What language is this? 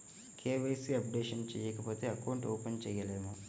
Telugu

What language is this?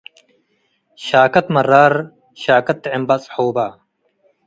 Tigre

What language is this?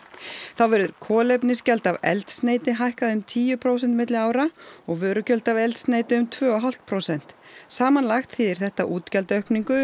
Icelandic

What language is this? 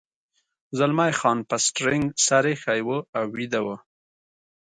Pashto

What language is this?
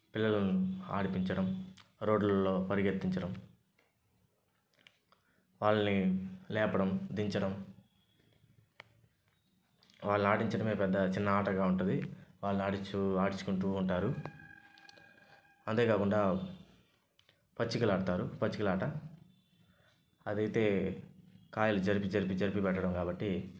Telugu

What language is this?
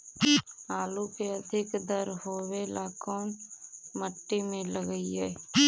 Magahi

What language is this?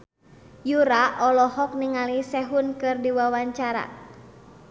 Sundanese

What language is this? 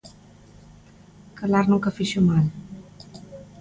Galician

